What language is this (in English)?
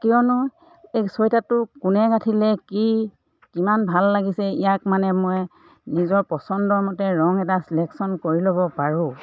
Assamese